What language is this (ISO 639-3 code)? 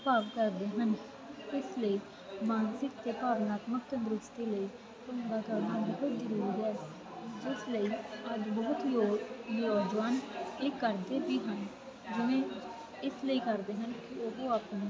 pan